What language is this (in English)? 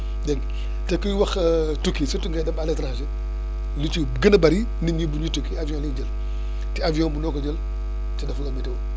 Wolof